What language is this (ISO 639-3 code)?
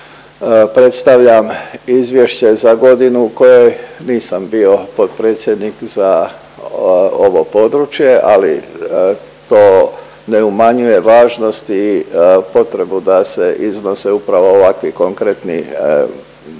hrv